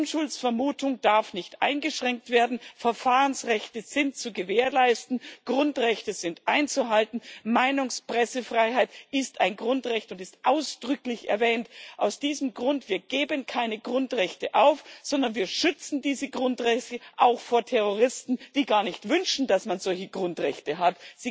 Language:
German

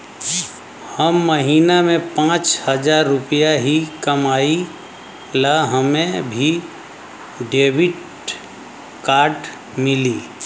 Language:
Bhojpuri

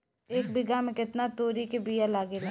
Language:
Bhojpuri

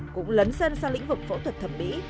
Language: Vietnamese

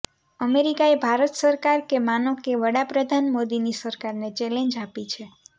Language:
Gujarati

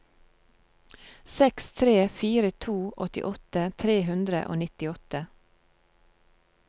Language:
Norwegian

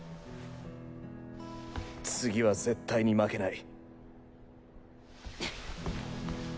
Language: Japanese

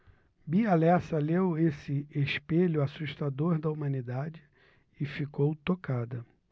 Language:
Portuguese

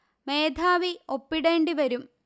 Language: Malayalam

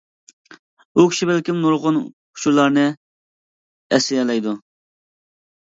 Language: Uyghur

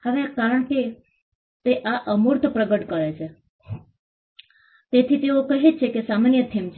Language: Gujarati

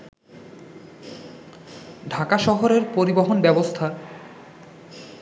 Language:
Bangla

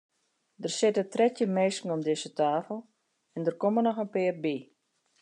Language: Western Frisian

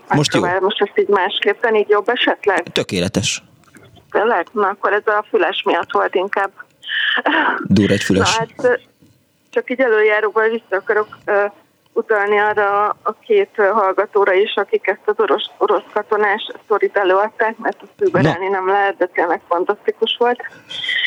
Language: Hungarian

